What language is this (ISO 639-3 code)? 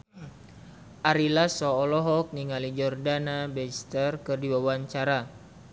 sun